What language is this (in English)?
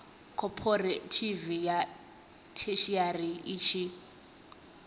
Venda